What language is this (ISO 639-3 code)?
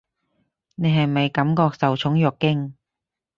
yue